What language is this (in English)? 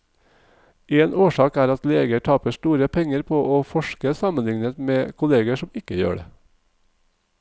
Norwegian